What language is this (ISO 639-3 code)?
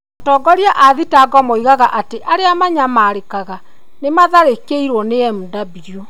kik